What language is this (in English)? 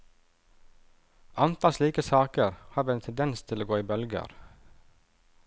Norwegian